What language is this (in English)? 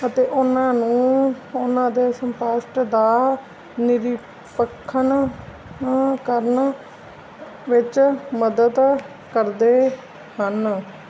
Punjabi